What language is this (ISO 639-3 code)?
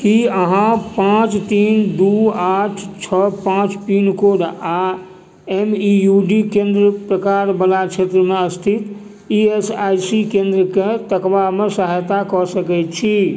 mai